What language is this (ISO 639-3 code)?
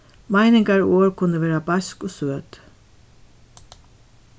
fao